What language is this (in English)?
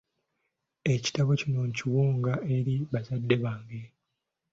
Ganda